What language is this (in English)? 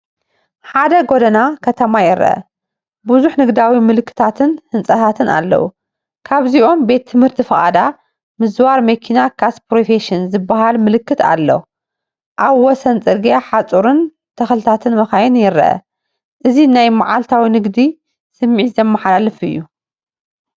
Tigrinya